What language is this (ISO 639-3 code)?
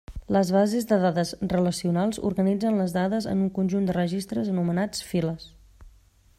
cat